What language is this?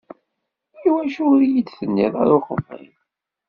Kabyle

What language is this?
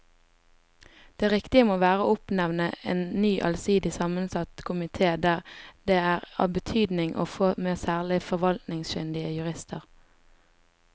Norwegian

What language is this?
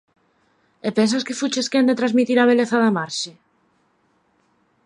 Galician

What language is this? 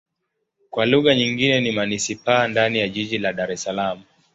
Swahili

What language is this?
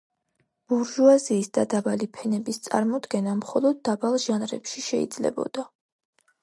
Georgian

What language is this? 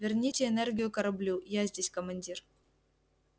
Russian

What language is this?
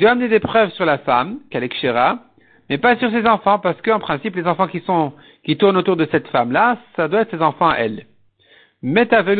French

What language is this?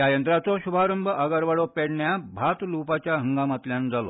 Konkani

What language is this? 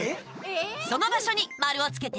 Japanese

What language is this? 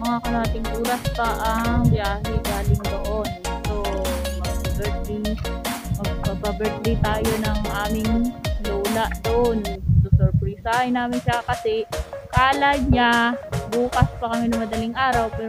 Filipino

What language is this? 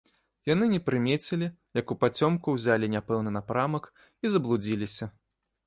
Belarusian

